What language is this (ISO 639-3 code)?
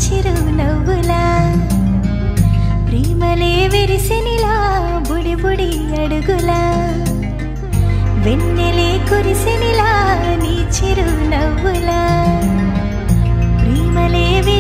eng